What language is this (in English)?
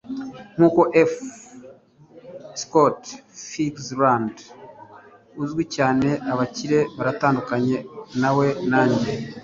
Kinyarwanda